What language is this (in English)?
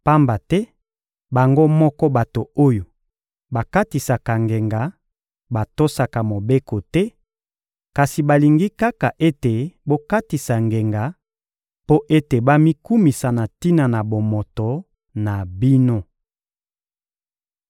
Lingala